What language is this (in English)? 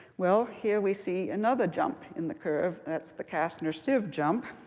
English